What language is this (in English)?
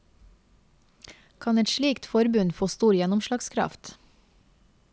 Norwegian